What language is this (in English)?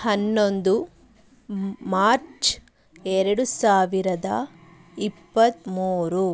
Kannada